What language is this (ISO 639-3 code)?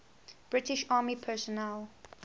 eng